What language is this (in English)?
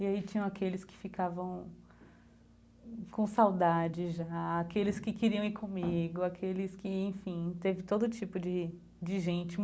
Portuguese